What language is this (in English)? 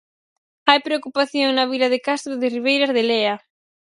Galician